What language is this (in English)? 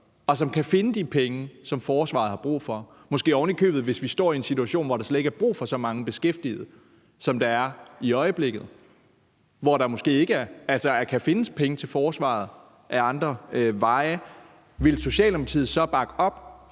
Danish